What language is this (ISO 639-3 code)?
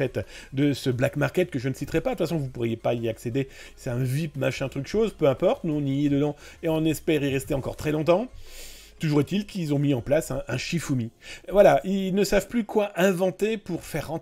fra